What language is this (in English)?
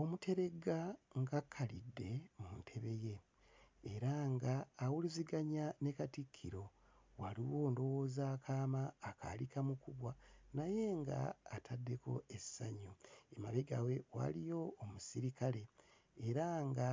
Ganda